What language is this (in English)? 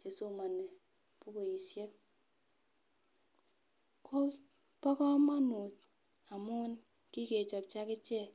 Kalenjin